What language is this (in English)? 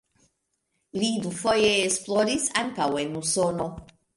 Esperanto